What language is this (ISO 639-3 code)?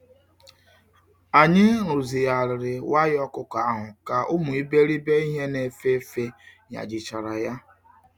ibo